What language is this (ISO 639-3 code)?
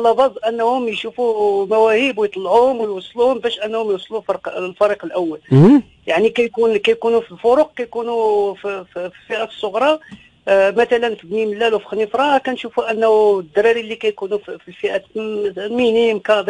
ara